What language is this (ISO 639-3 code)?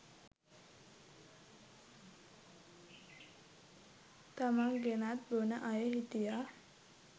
sin